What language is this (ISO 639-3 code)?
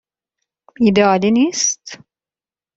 fas